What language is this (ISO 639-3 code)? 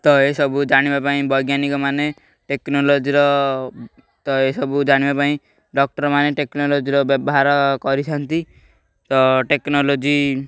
ori